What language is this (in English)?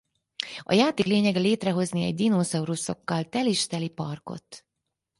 Hungarian